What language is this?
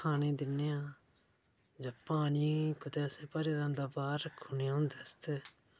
Dogri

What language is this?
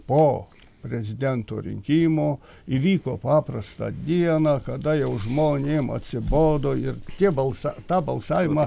Lithuanian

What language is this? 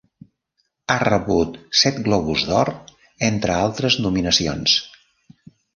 Catalan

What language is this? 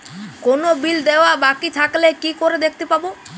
Bangla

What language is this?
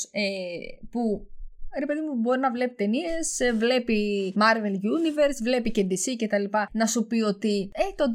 Greek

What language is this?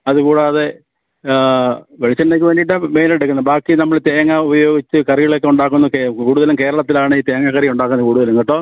Malayalam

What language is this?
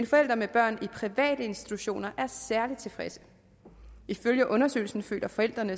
Danish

